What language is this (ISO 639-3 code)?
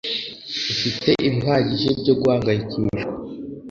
kin